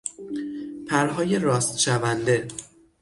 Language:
Persian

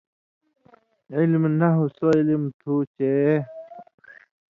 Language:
Indus Kohistani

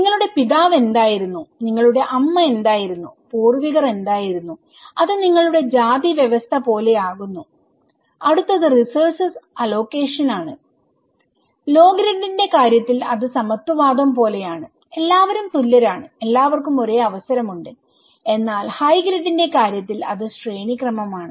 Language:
Malayalam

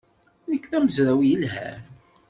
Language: Kabyle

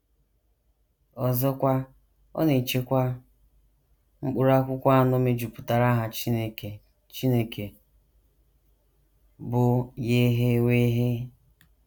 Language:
Igbo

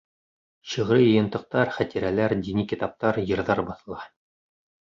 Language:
Bashkir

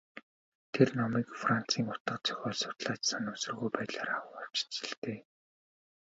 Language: Mongolian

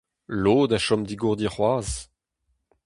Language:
Breton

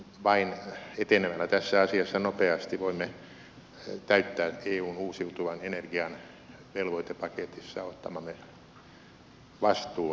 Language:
Finnish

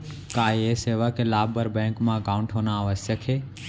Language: Chhattisgarhi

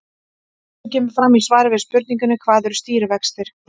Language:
Icelandic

